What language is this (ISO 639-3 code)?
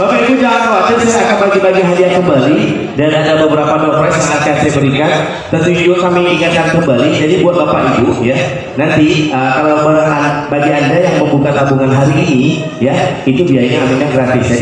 ind